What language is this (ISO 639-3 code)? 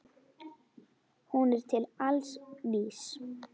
isl